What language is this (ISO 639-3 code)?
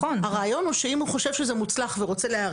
heb